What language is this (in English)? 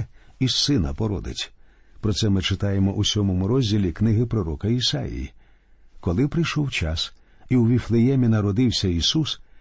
Ukrainian